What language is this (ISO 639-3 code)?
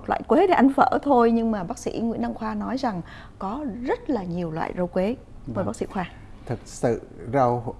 vie